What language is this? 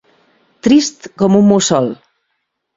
Catalan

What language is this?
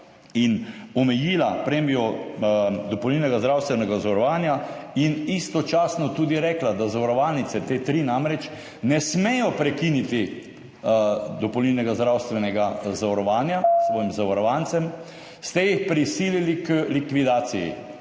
Slovenian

